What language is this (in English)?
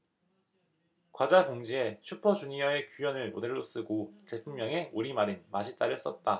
Korean